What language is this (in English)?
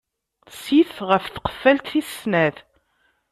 Kabyle